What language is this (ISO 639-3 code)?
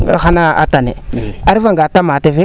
srr